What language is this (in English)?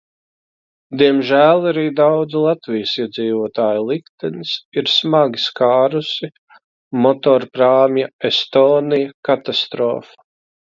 Latvian